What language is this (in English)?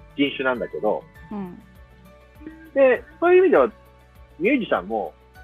Japanese